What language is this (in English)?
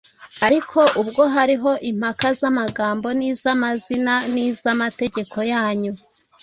Kinyarwanda